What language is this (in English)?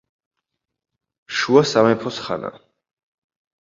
Georgian